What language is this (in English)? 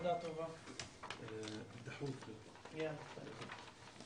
Hebrew